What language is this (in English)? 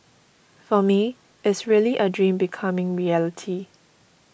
English